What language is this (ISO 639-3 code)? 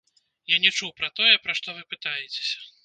bel